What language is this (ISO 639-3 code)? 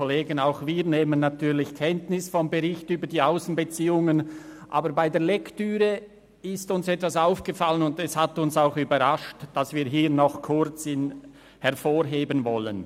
gsw